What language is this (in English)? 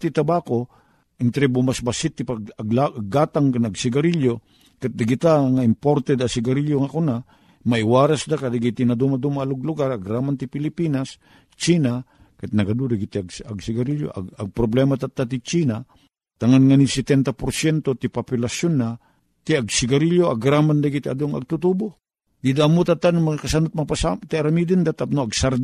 Filipino